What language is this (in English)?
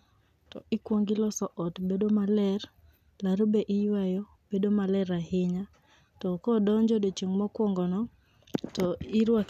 Luo (Kenya and Tanzania)